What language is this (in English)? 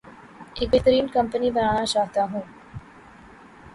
Urdu